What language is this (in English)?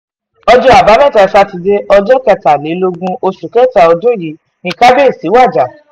Yoruba